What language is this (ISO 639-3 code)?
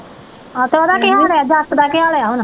pan